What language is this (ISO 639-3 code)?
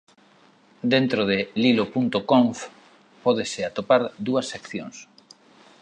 glg